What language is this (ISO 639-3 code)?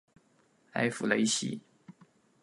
zho